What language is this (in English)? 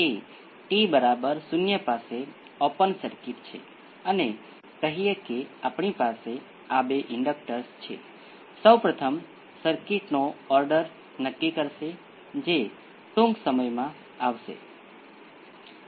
Gujarati